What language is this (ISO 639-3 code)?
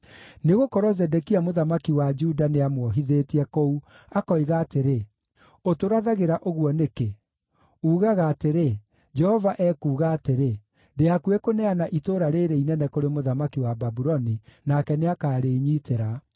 kik